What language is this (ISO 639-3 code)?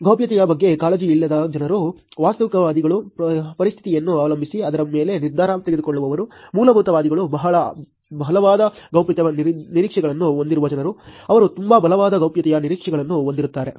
kan